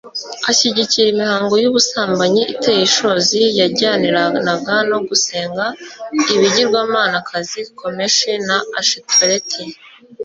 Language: Kinyarwanda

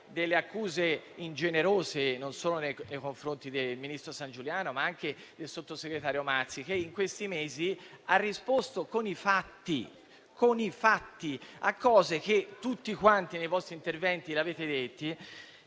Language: Italian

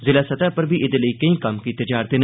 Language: Dogri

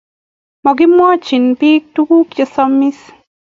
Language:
Kalenjin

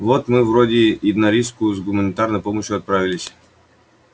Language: Russian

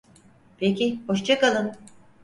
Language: Turkish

